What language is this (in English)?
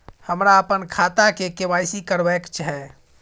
Maithili